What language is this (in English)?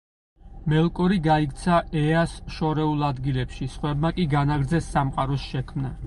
Georgian